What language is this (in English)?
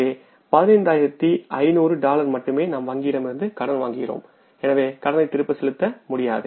Tamil